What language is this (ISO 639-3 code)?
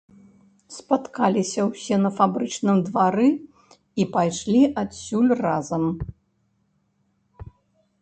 bel